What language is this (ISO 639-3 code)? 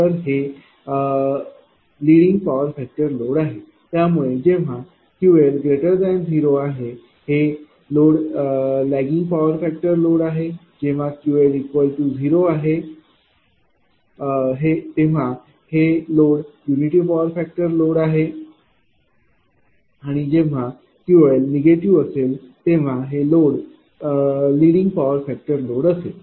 mar